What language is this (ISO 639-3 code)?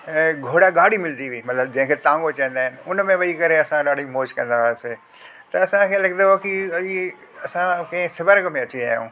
snd